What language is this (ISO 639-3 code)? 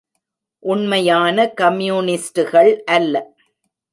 tam